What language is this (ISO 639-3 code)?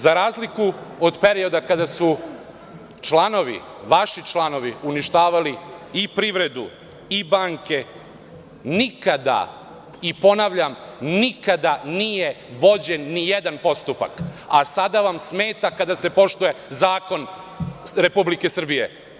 srp